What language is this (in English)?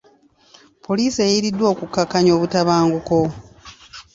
Ganda